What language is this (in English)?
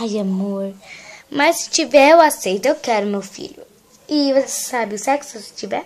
Portuguese